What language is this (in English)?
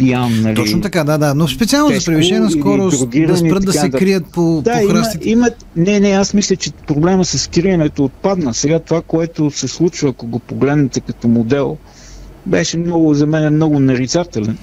Bulgarian